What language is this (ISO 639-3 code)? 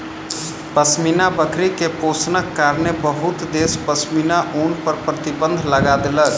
mai